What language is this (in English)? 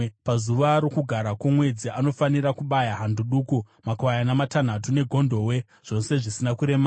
Shona